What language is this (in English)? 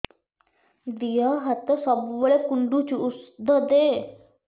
Odia